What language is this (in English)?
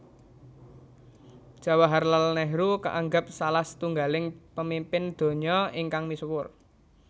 Javanese